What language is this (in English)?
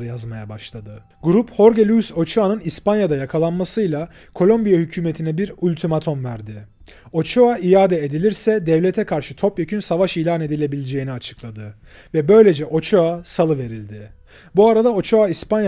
Turkish